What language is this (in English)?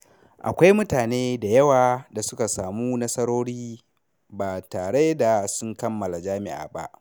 Hausa